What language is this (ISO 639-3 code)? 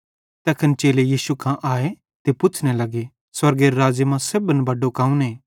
bhd